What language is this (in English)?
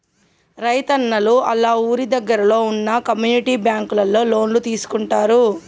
Telugu